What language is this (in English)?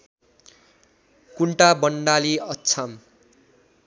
Nepali